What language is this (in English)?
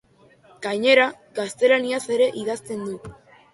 Basque